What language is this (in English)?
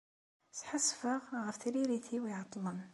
Kabyle